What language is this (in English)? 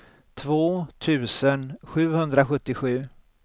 Swedish